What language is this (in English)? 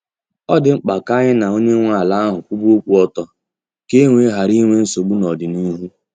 Igbo